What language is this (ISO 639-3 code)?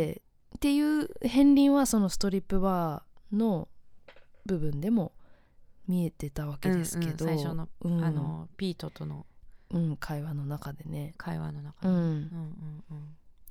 jpn